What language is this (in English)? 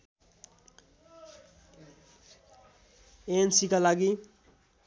Nepali